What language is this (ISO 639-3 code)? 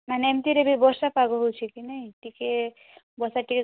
ori